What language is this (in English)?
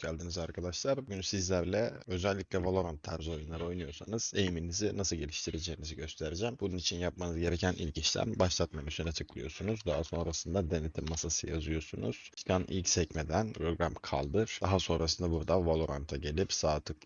Turkish